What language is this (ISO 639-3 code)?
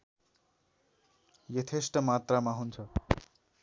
nep